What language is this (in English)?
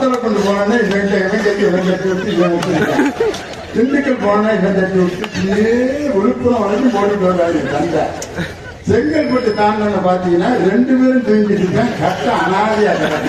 Indonesian